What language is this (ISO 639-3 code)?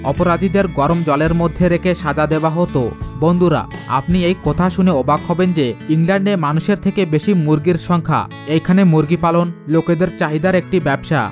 ben